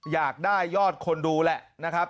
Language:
Thai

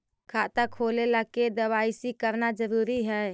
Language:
Magahi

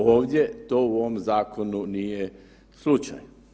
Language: Croatian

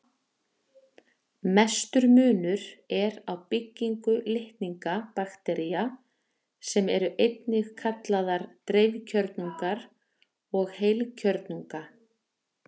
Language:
Icelandic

